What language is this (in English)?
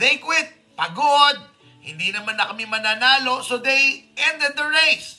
Filipino